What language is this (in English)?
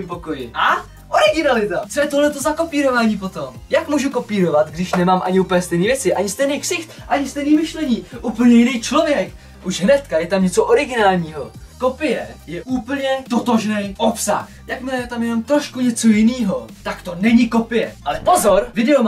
Czech